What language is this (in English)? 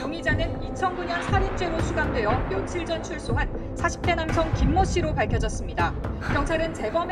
Korean